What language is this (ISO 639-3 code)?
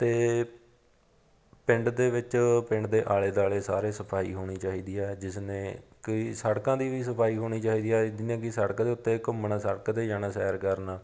pan